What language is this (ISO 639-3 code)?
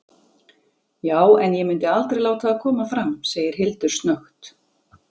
isl